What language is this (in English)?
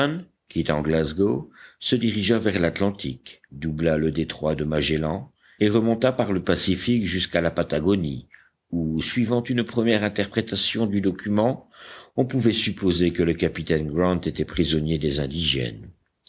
French